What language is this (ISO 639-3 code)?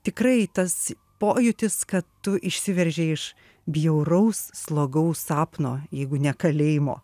lit